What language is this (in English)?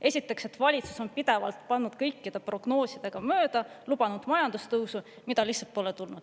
Estonian